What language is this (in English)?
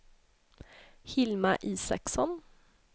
Swedish